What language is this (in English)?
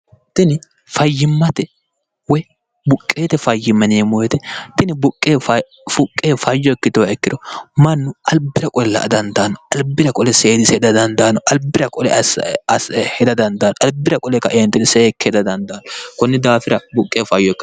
Sidamo